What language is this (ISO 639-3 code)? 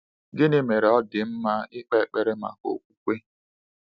ibo